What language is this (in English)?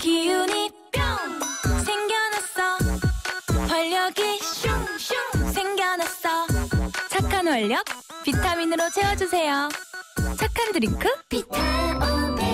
Korean